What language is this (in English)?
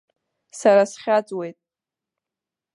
Abkhazian